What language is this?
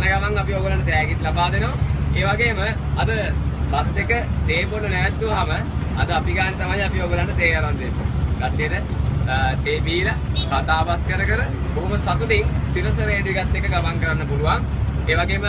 Italian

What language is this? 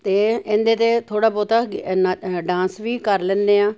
Punjabi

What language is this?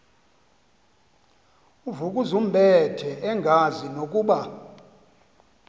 Xhosa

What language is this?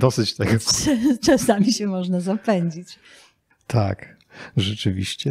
Polish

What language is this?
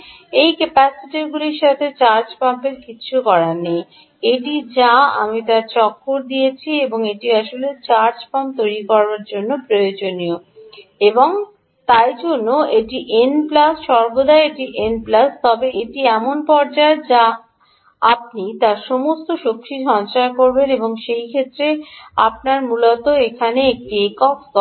Bangla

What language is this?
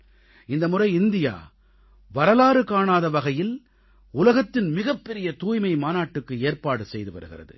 Tamil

